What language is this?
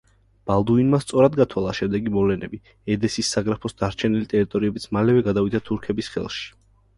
Georgian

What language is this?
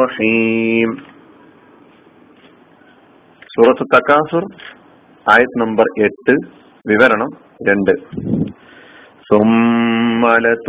Malayalam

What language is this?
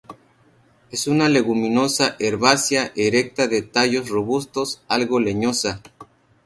Spanish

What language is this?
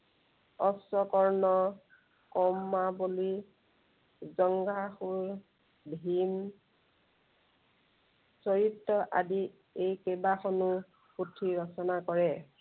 Assamese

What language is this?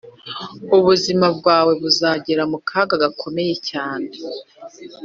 Kinyarwanda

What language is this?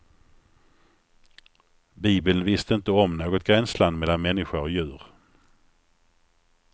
Swedish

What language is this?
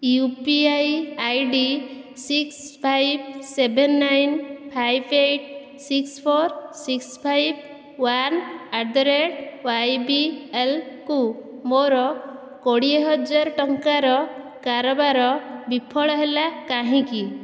Odia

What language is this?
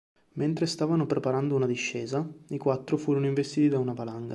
Italian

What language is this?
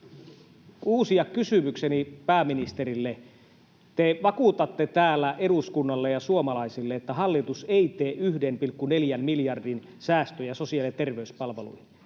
Finnish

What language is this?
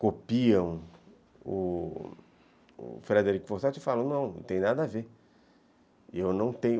Portuguese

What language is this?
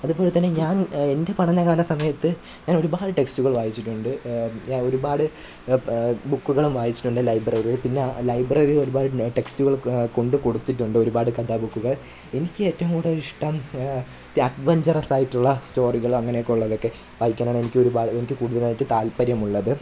Malayalam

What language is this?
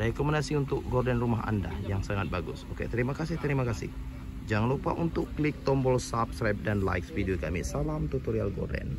Indonesian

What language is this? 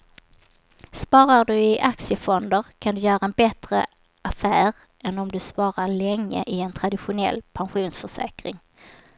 Swedish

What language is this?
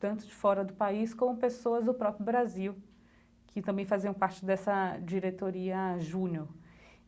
Portuguese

